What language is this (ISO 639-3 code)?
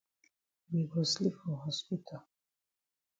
wes